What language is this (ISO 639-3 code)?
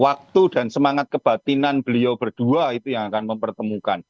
ind